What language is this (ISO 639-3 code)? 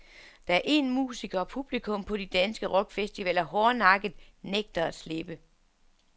dan